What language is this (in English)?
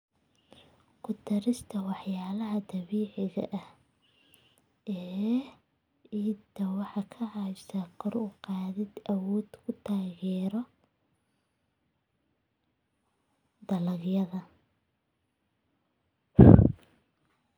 Somali